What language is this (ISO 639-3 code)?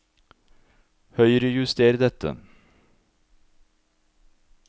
nor